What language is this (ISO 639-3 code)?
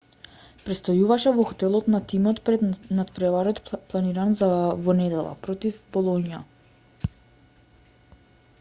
mkd